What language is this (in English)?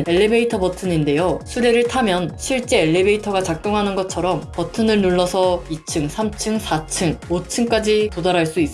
Korean